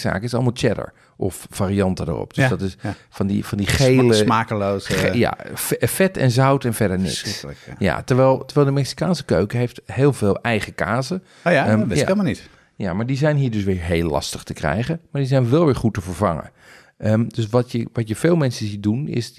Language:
Dutch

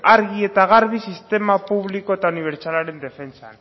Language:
Basque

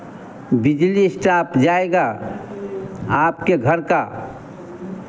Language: Hindi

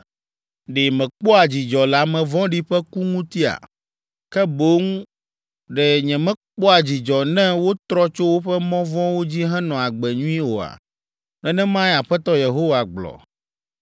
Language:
Ewe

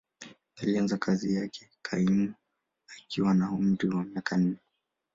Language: Swahili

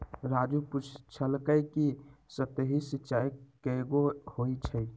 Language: Magahi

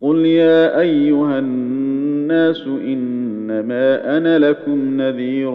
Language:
Arabic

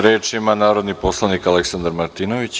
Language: Serbian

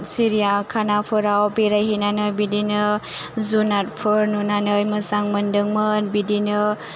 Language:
Bodo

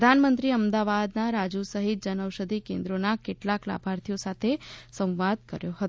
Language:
Gujarati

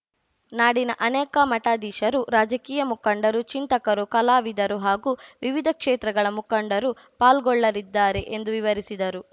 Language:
Kannada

